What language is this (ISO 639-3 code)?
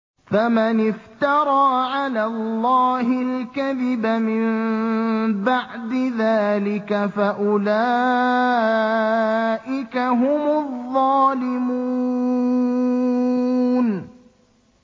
ara